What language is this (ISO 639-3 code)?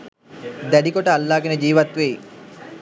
sin